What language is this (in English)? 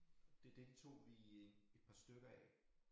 Danish